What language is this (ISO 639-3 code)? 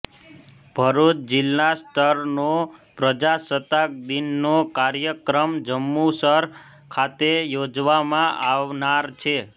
guj